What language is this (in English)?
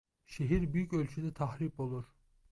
Turkish